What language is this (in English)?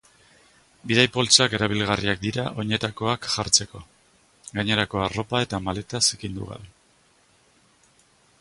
Basque